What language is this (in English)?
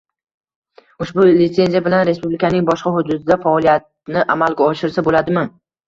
Uzbek